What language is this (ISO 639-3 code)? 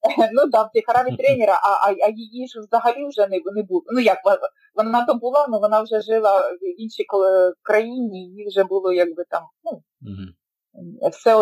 ukr